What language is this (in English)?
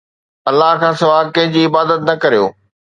Sindhi